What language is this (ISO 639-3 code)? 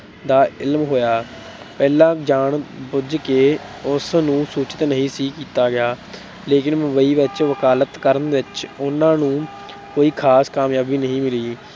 pan